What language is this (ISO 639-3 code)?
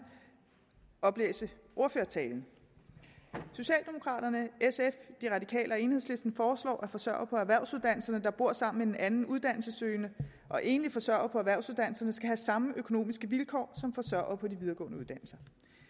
dan